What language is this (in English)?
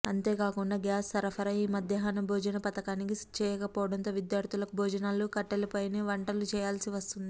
Telugu